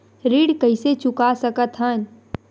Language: Chhattisgarhi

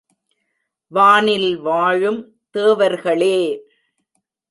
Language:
Tamil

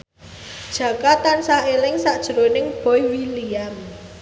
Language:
Javanese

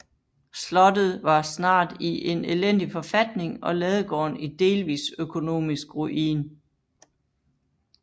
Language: Danish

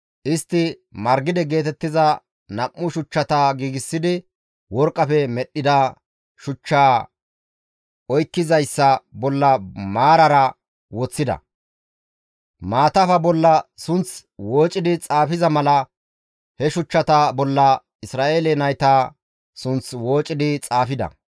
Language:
Gamo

